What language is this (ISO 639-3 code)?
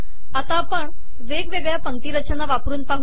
mar